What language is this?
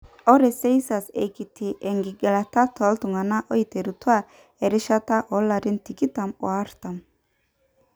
Masai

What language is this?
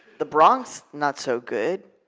English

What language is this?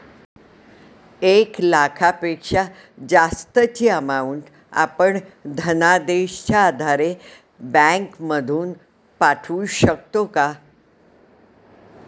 Marathi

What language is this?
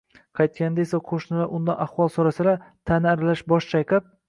Uzbek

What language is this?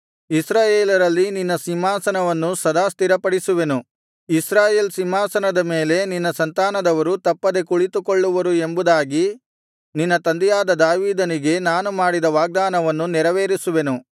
Kannada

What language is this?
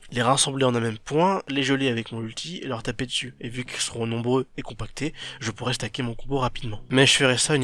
French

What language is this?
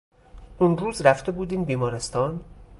Persian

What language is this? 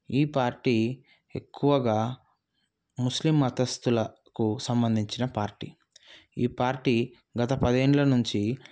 Telugu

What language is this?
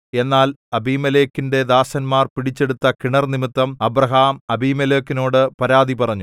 Malayalam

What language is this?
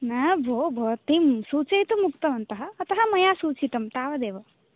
Sanskrit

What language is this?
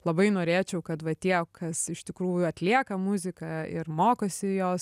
Lithuanian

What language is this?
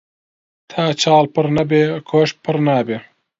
Central Kurdish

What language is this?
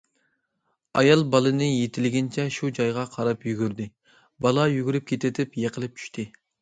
Uyghur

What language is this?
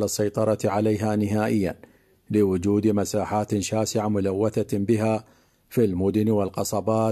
Arabic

